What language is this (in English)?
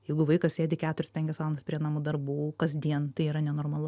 Lithuanian